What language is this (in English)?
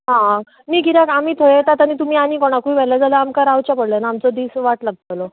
Konkani